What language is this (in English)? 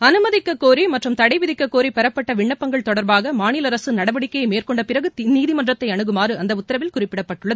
Tamil